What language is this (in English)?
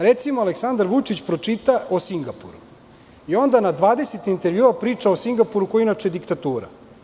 Serbian